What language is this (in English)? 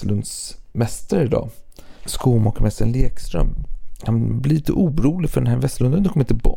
Swedish